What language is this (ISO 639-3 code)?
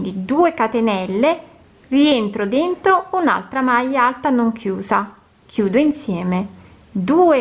ita